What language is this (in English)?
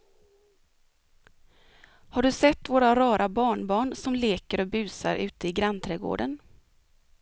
Swedish